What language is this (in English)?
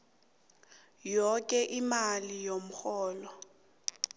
South Ndebele